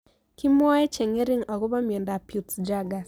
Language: Kalenjin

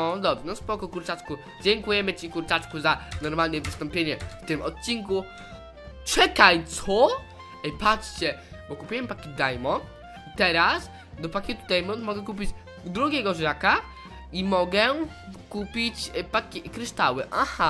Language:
Polish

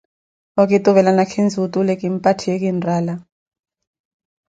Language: Koti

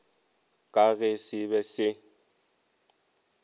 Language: Northern Sotho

